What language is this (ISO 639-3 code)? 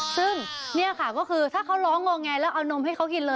tha